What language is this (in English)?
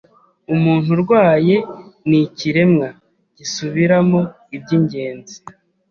Kinyarwanda